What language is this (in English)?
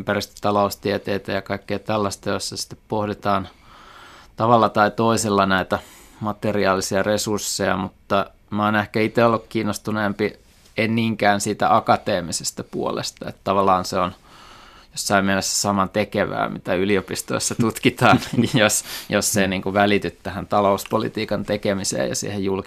Finnish